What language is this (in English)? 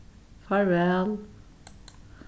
Faroese